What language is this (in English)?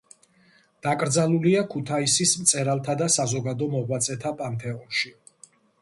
Georgian